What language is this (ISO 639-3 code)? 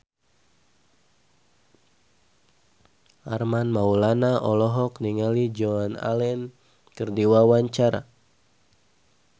sun